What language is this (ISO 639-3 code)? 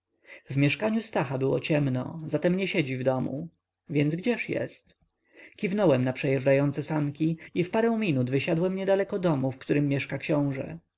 pol